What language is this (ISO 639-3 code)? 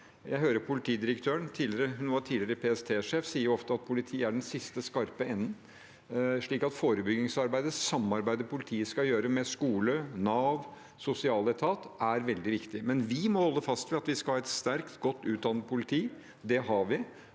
nor